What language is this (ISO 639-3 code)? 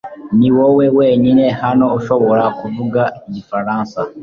kin